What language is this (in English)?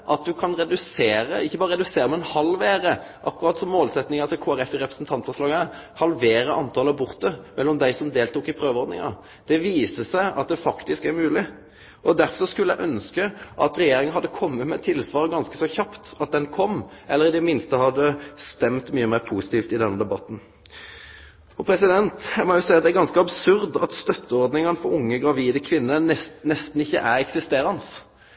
Norwegian Nynorsk